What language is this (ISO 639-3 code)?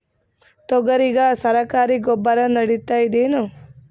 kan